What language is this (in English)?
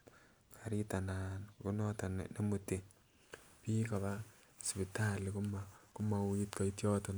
Kalenjin